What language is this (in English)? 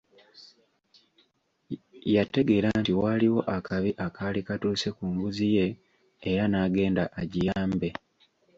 Ganda